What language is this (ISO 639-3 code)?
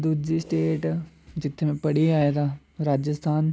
doi